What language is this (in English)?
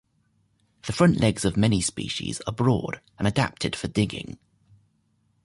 English